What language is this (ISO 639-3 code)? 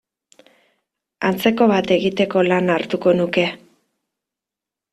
eus